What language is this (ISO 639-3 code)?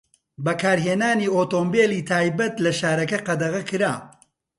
ckb